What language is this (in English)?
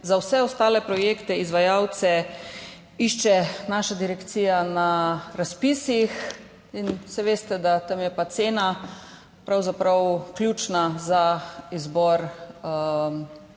Slovenian